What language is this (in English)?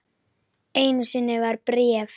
Icelandic